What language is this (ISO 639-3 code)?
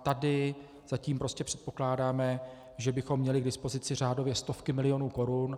ces